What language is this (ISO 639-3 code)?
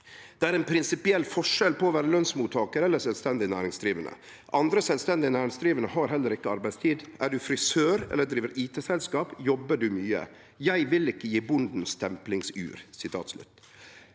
nor